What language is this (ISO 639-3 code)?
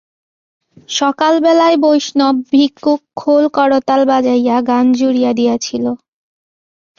ben